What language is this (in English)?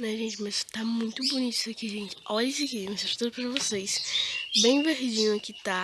Portuguese